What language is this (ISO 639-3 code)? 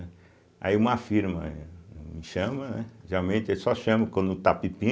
por